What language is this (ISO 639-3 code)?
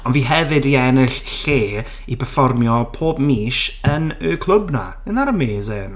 cym